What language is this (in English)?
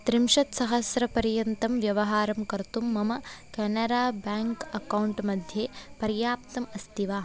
Sanskrit